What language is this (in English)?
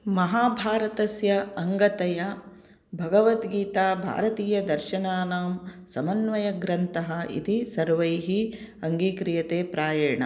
Sanskrit